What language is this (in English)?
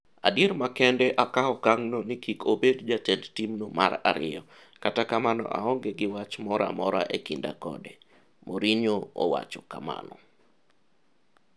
Luo (Kenya and Tanzania)